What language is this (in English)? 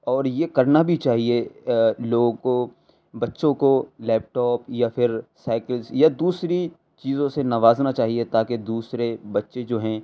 Urdu